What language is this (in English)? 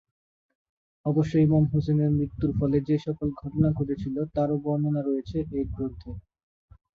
Bangla